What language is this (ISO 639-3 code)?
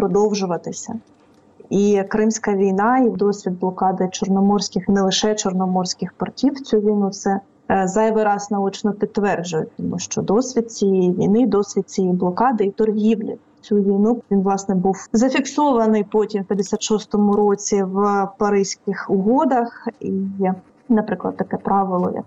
ukr